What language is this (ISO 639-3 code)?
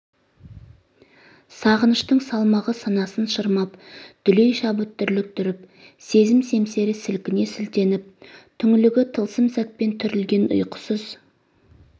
kaz